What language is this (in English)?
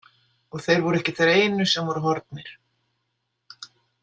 Icelandic